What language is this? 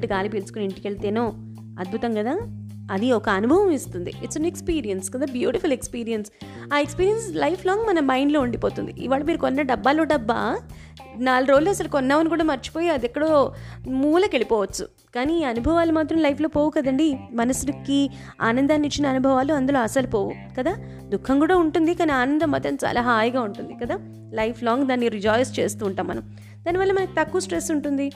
Telugu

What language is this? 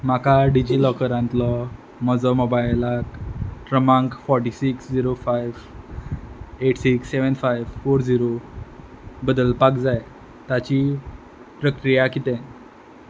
Konkani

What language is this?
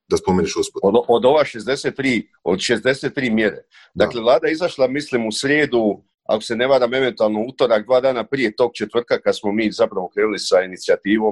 Croatian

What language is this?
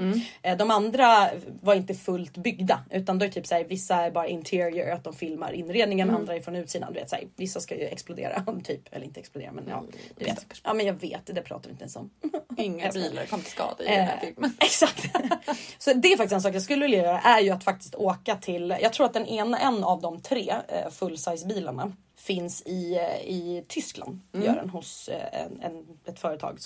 Swedish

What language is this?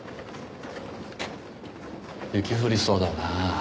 Japanese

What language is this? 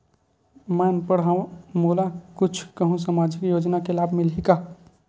Chhattisgarhi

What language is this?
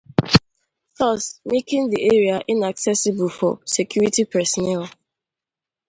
Igbo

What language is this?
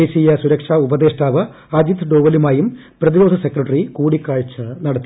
Malayalam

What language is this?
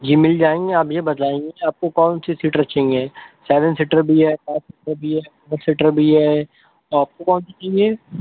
Urdu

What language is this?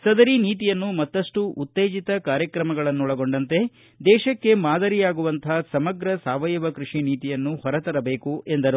Kannada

